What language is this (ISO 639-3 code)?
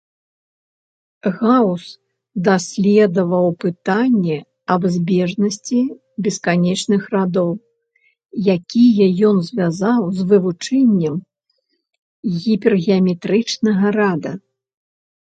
bel